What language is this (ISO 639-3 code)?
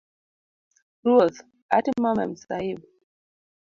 luo